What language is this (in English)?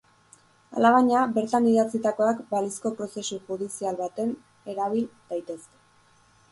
Basque